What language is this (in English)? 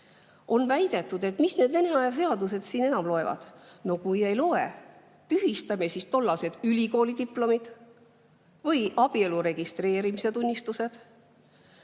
Estonian